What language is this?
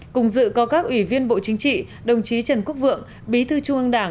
Vietnamese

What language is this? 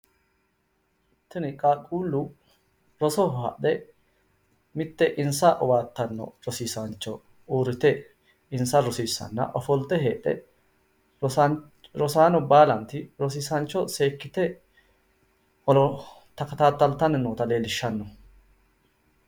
Sidamo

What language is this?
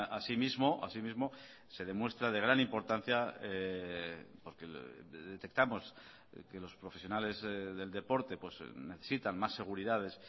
Spanish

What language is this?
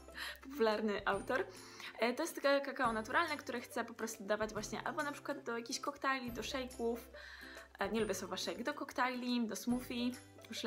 Polish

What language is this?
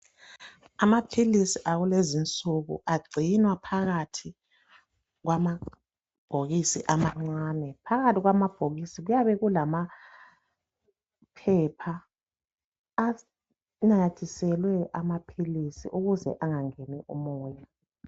North Ndebele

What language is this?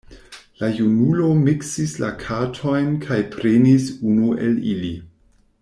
Esperanto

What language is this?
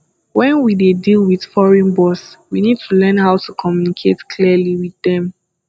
Nigerian Pidgin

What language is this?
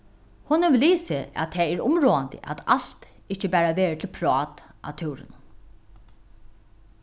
Faroese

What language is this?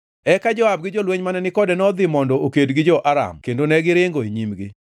Luo (Kenya and Tanzania)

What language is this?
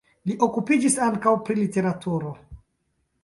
Esperanto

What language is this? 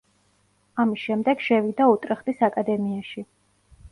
Georgian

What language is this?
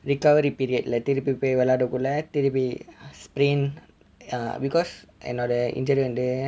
English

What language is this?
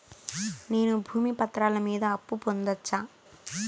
Telugu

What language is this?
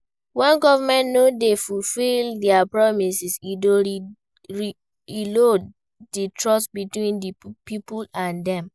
Nigerian Pidgin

